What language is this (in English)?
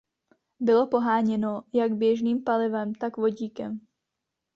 Czech